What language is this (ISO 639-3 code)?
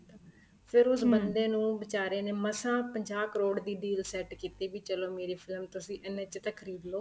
pan